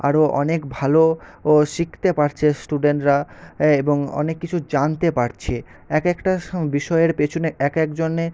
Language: Bangla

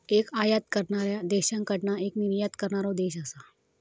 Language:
Marathi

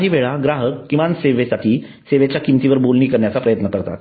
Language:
Marathi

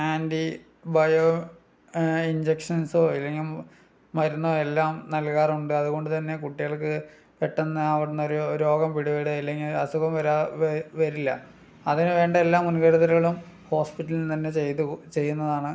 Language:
Malayalam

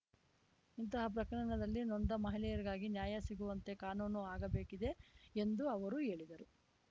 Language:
Kannada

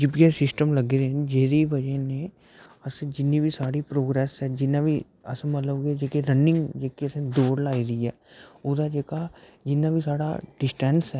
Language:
Dogri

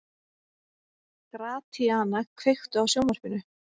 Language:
Icelandic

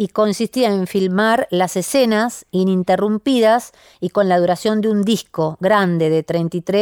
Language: Spanish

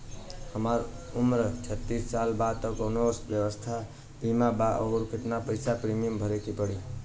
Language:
Bhojpuri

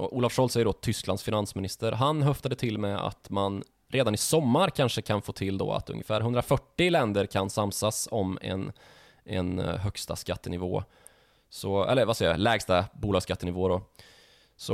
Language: Swedish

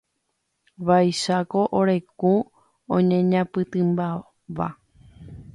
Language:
Guarani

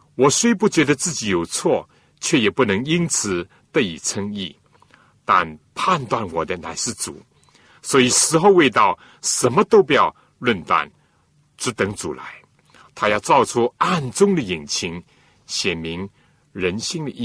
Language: Chinese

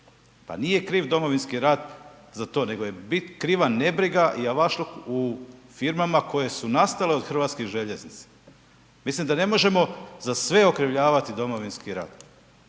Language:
Croatian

